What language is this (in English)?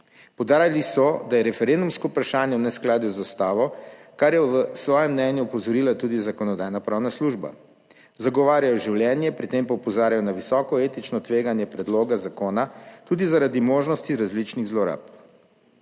Slovenian